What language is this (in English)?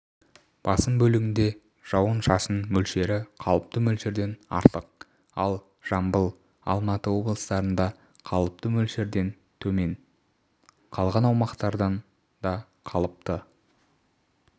Kazakh